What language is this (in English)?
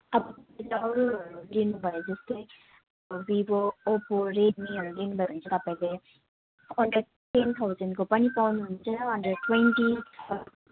Nepali